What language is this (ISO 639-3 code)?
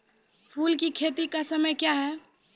mai